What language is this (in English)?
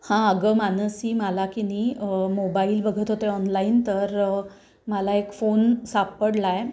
Marathi